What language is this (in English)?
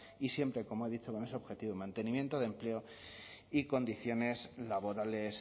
Spanish